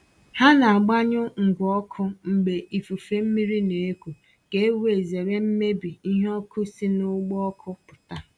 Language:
Igbo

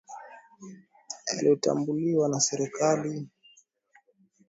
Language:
Swahili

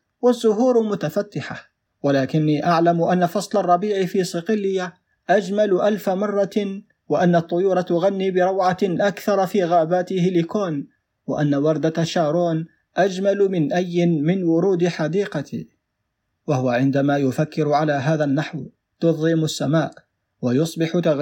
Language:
Arabic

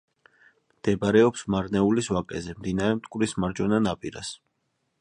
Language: Georgian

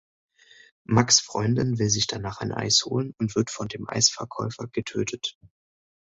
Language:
German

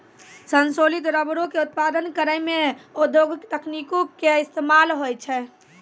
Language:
Maithili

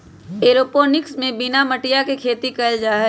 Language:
Magahi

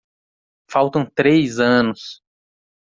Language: Portuguese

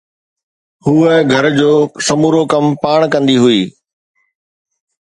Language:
Sindhi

